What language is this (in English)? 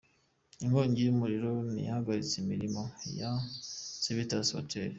Kinyarwanda